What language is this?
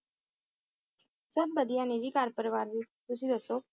Punjabi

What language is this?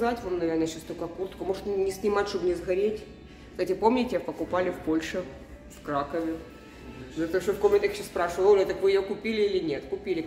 Russian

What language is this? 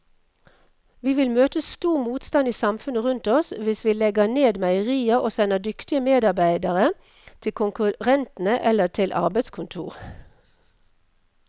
Norwegian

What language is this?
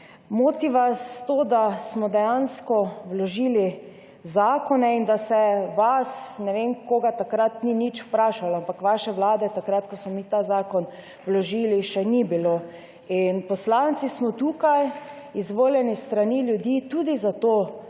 Slovenian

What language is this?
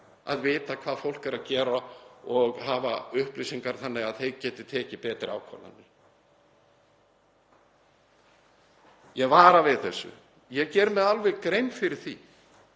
Icelandic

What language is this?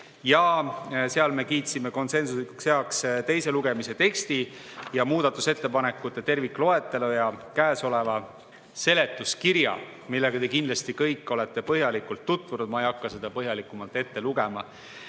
Estonian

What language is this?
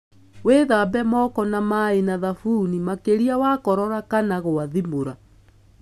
Kikuyu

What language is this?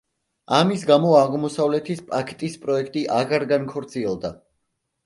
Georgian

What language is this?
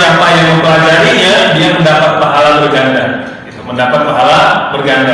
Indonesian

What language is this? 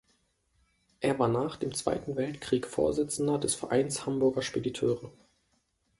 German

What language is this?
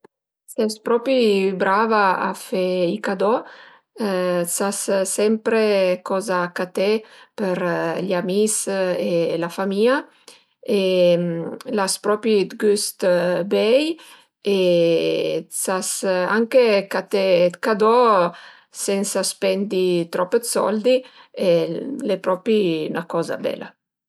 Piedmontese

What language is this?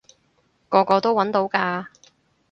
Cantonese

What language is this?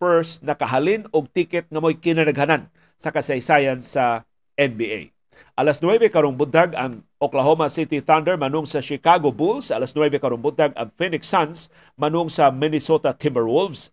Filipino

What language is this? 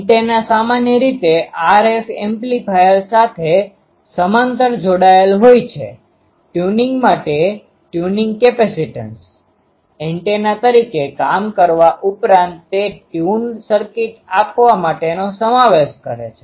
Gujarati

